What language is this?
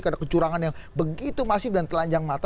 Indonesian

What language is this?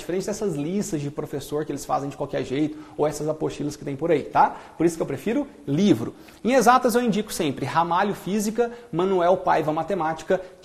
Portuguese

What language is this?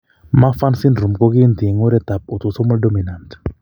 Kalenjin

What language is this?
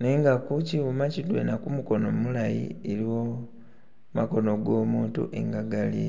Masaaba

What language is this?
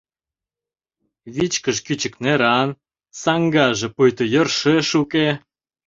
Mari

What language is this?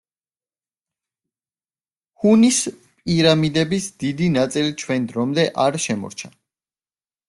Georgian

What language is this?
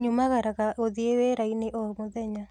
Kikuyu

